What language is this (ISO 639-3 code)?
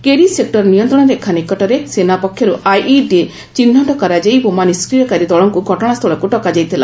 ori